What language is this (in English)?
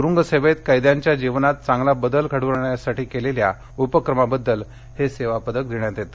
Marathi